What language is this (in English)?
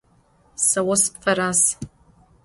Adyghe